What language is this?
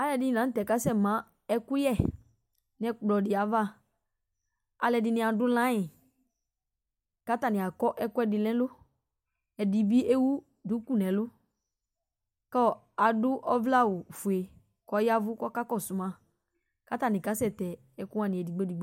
Ikposo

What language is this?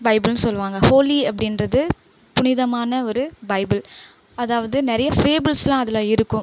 Tamil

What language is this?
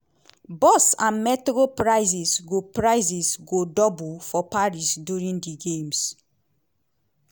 Nigerian Pidgin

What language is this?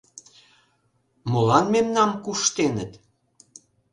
Mari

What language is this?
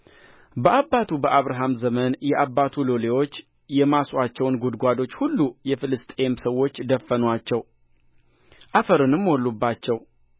Amharic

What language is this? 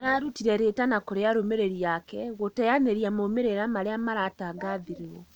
Kikuyu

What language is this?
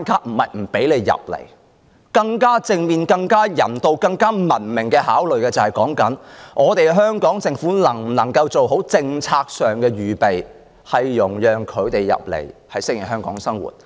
Cantonese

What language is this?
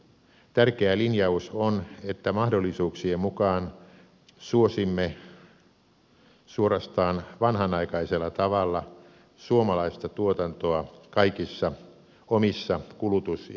Finnish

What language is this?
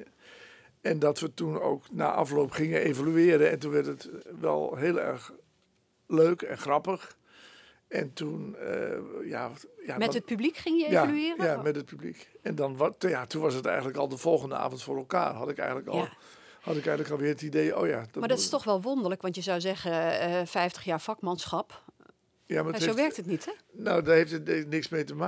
Dutch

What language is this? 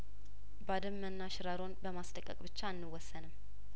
Amharic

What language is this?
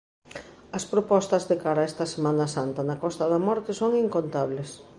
Galician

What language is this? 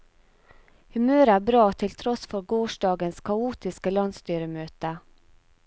Norwegian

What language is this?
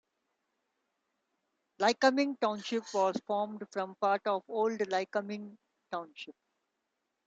English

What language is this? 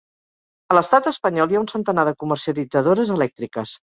Catalan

